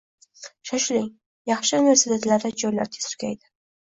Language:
Uzbek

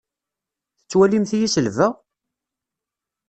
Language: Kabyle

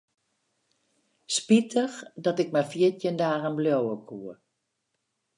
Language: Western Frisian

